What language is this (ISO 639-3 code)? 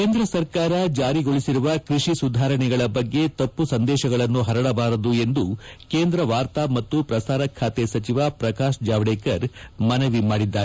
kan